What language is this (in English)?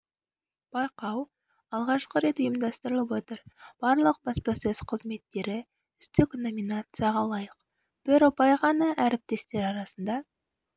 Kazakh